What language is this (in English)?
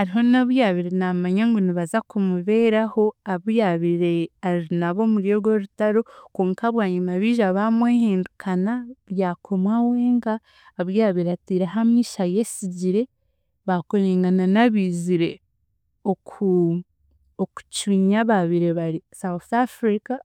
Chiga